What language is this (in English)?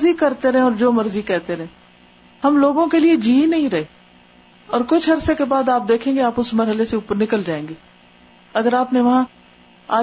Urdu